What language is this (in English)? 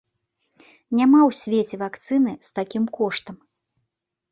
Belarusian